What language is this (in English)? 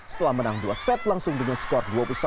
Indonesian